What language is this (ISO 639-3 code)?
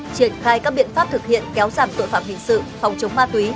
vie